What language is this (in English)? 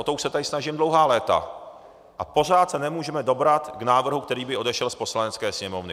Czech